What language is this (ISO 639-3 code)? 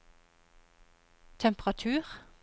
nor